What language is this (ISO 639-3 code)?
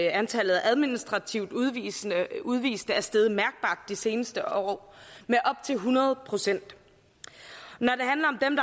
dan